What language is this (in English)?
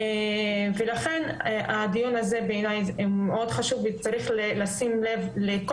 Hebrew